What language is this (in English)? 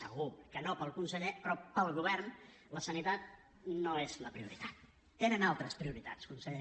Catalan